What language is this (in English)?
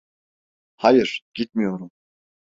Turkish